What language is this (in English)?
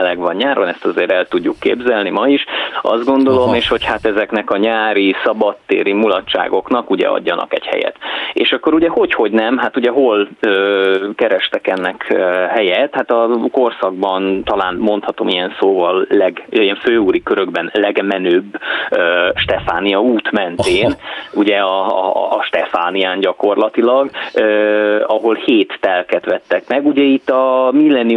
Hungarian